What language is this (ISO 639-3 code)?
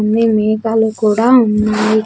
tel